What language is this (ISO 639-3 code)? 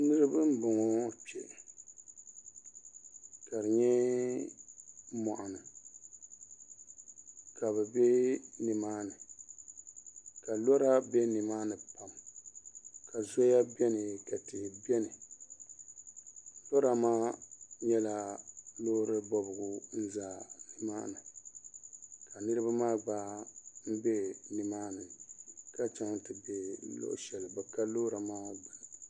dag